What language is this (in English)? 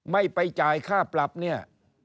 Thai